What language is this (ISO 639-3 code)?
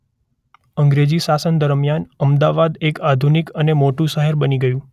guj